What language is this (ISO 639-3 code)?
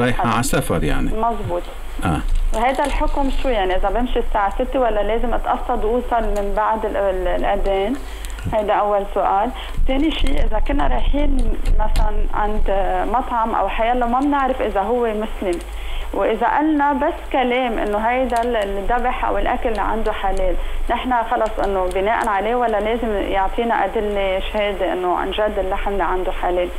ara